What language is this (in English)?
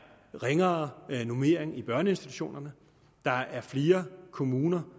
Danish